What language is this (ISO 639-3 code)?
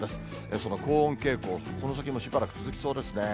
jpn